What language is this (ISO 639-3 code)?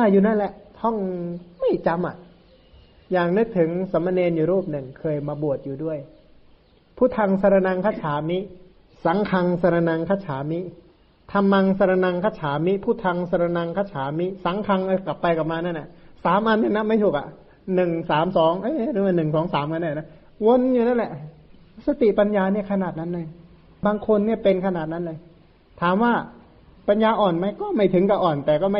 tha